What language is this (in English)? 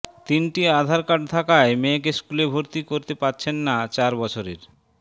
Bangla